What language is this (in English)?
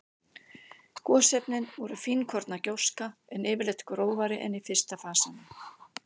Icelandic